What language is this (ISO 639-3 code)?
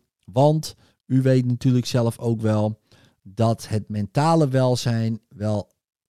nld